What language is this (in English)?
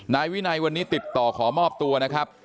Thai